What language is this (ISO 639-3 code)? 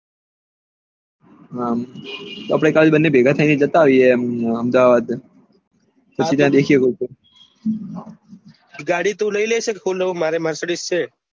guj